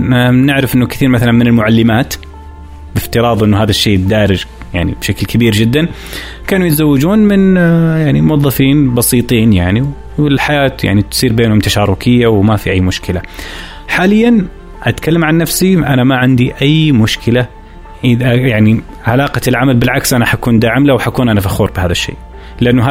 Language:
Arabic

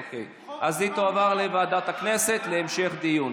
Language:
Hebrew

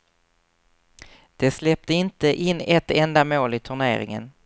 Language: Swedish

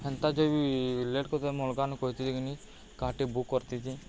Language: Odia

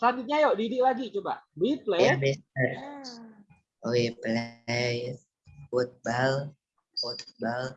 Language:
Indonesian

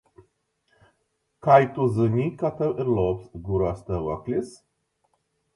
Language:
Latgalian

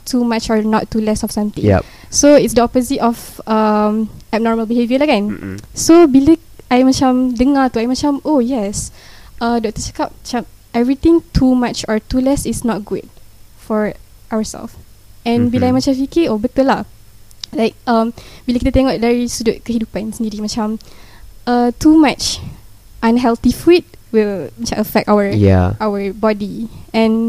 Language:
Malay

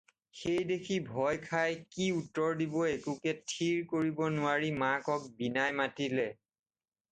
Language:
Assamese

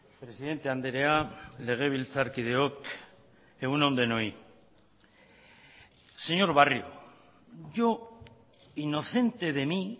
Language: Basque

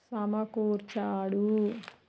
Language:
Telugu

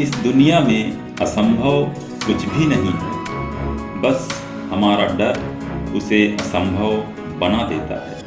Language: Hindi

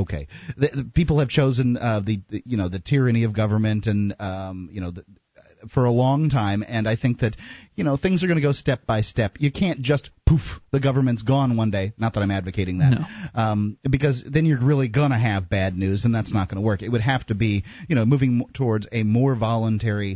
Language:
English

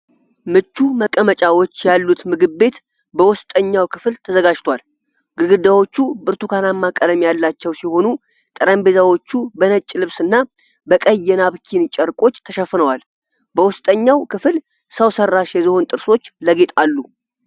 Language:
Amharic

